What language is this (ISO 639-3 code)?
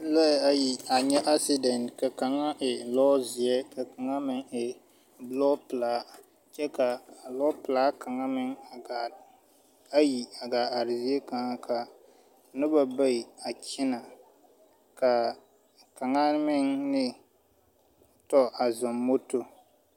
dga